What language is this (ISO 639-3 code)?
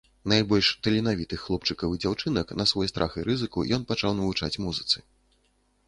bel